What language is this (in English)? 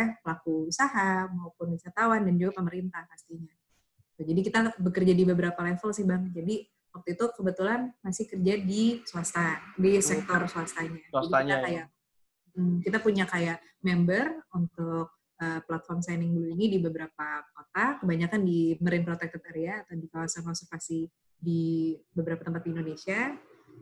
Indonesian